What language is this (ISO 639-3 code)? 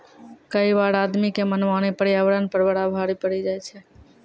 mai